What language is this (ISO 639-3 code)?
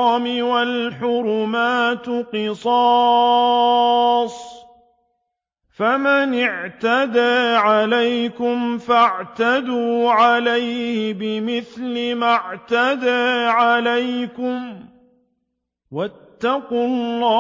ara